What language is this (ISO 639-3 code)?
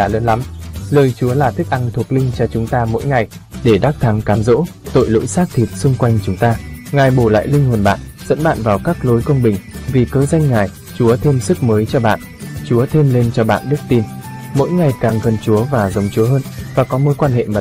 vie